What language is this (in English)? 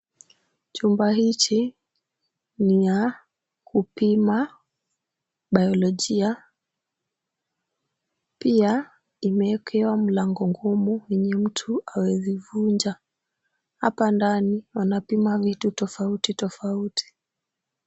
Swahili